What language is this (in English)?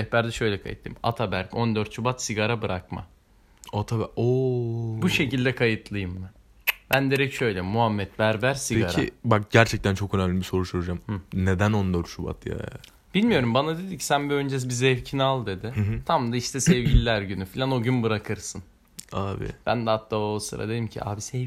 Turkish